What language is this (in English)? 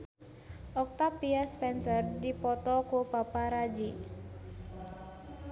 Sundanese